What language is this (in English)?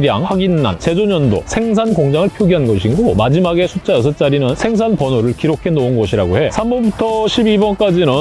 Korean